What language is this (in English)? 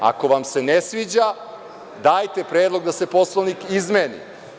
Serbian